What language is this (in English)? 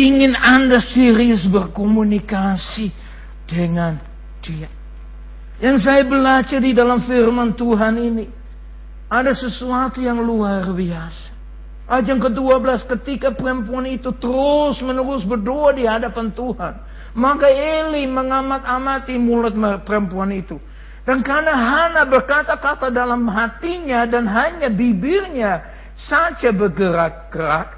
Malay